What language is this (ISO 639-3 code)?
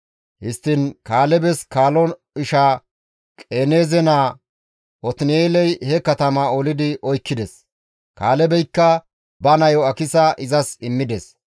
gmv